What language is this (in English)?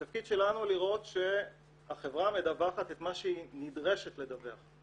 Hebrew